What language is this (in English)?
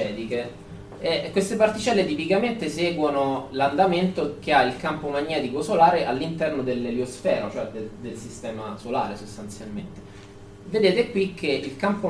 Italian